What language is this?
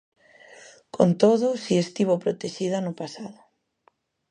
Galician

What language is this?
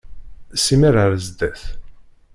Kabyle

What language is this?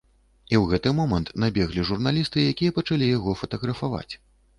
Belarusian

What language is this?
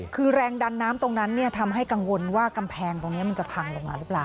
Thai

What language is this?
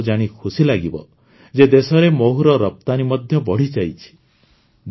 Odia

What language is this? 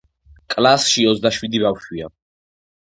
Georgian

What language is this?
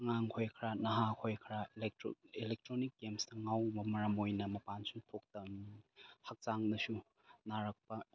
Manipuri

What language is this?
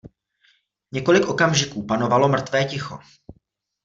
Czech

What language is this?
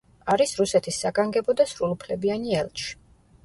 Georgian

